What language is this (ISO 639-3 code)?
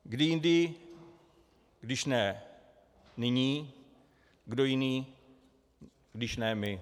ces